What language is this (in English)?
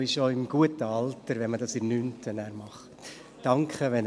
Swiss German